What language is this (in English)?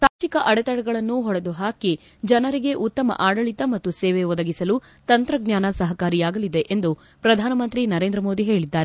Kannada